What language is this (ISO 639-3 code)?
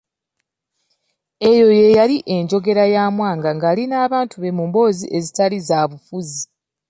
lug